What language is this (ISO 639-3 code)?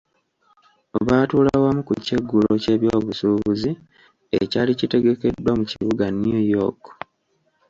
lug